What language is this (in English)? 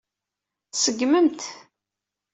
Kabyle